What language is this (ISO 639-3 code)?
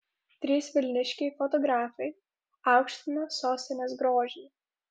lit